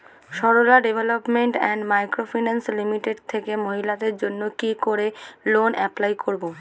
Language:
Bangla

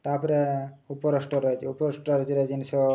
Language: Odia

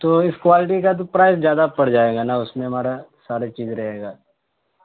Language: Urdu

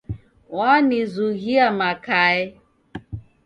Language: Taita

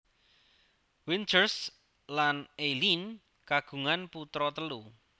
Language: Javanese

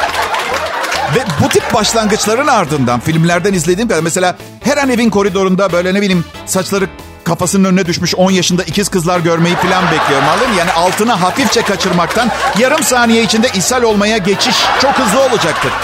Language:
Turkish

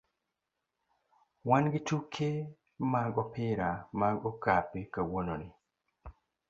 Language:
Luo (Kenya and Tanzania)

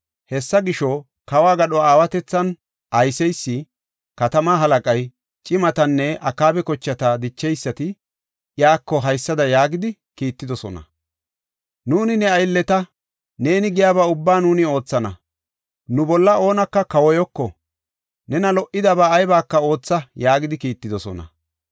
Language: Gofa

